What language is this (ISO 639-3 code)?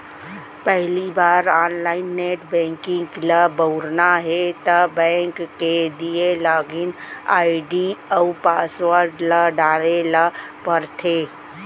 hne